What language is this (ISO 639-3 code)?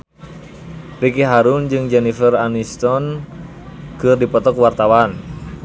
sun